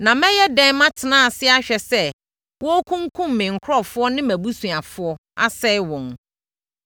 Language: Akan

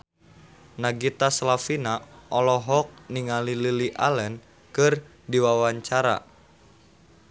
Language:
Sundanese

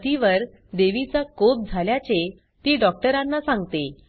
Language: Marathi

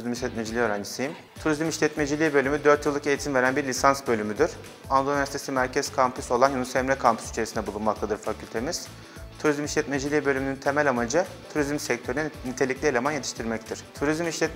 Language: Turkish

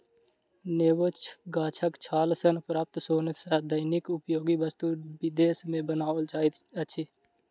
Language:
Maithili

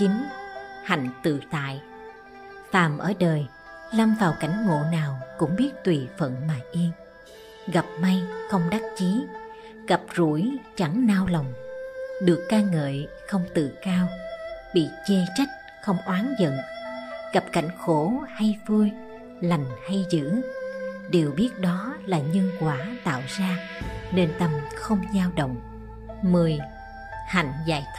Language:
Vietnamese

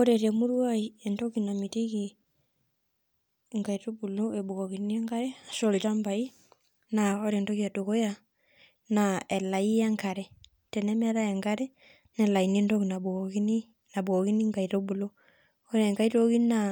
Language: Masai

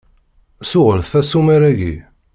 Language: Kabyle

